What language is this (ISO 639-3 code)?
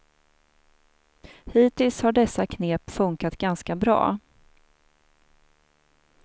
swe